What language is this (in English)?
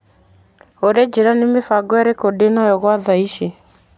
Kikuyu